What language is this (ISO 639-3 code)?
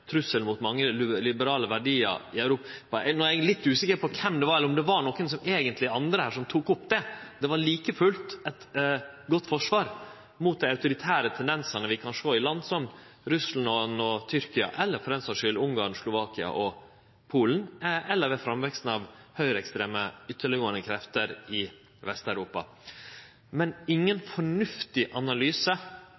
nno